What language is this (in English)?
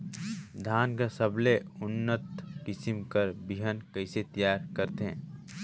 Chhattisgarhi